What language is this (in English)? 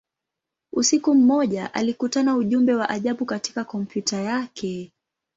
Swahili